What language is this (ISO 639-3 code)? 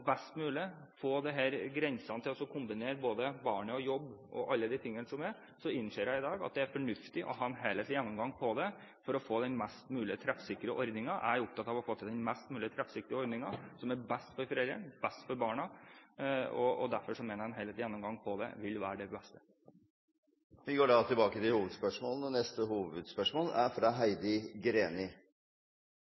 nor